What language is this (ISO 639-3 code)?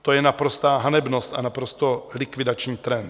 ces